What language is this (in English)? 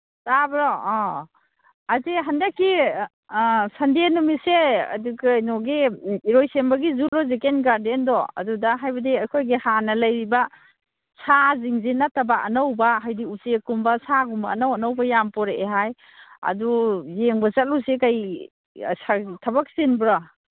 Manipuri